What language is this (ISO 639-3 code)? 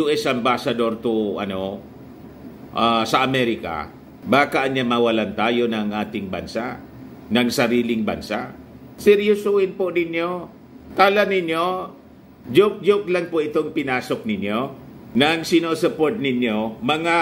fil